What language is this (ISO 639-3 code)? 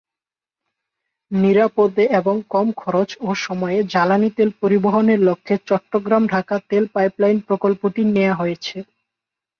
ben